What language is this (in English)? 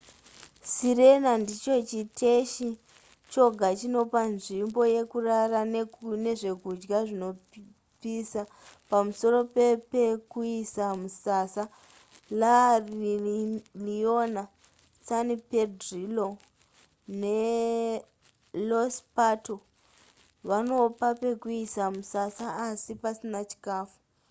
Shona